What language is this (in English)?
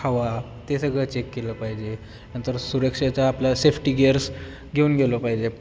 Marathi